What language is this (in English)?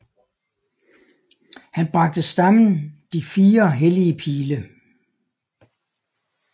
Danish